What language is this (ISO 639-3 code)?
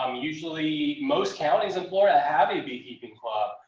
eng